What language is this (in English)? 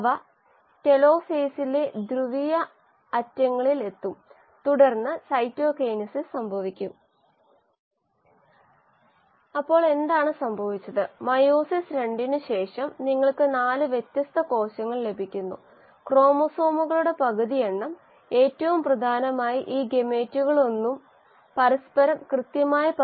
Malayalam